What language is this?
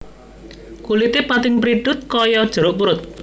Javanese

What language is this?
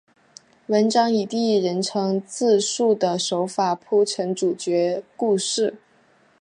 Chinese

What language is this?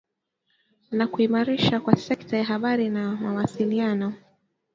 Swahili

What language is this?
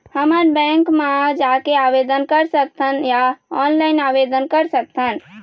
Chhattisgarhi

